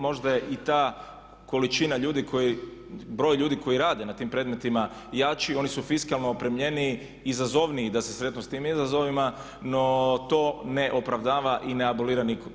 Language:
Croatian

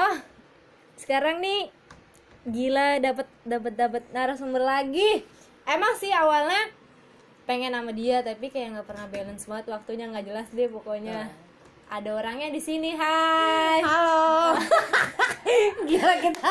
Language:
Indonesian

